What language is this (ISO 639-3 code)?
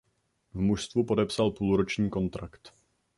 ces